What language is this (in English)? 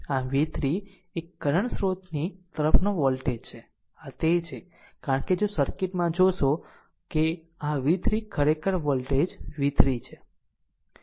Gujarati